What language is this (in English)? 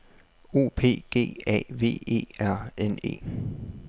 Danish